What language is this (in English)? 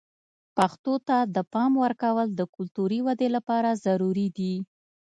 Pashto